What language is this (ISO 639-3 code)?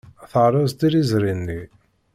kab